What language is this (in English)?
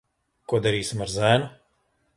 Latvian